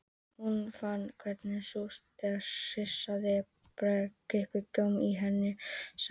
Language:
Icelandic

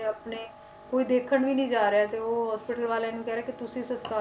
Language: Punjabi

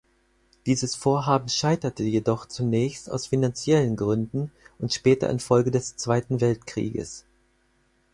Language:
German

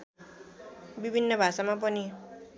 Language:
Nepali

